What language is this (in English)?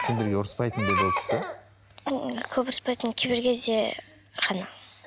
Kazakh